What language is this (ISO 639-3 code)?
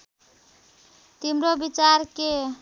nep